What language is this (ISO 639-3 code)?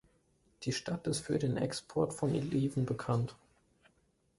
deu